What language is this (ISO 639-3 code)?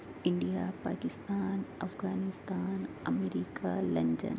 urd